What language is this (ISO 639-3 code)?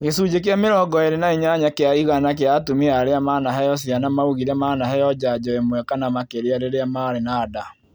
kik